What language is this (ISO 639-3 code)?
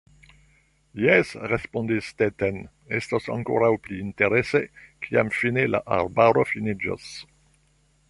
epo